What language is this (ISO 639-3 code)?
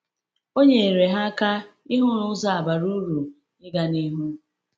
ibo